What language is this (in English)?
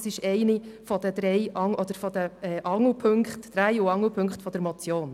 Swiss German